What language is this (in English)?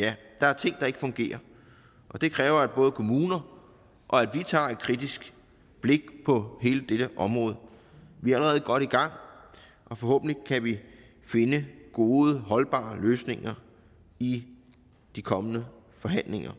Danish